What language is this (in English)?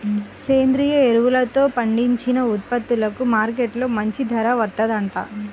Telugu